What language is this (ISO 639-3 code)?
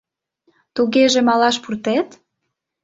chm